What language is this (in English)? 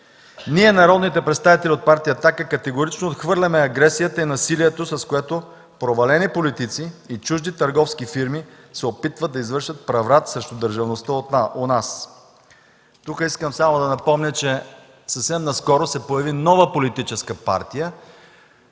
Bulgarian